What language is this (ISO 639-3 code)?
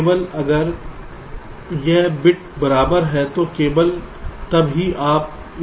hin